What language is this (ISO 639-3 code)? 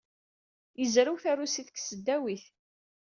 kab